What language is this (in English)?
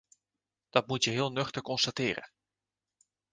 Dutch